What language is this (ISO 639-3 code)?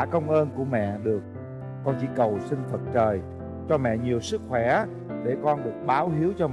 vie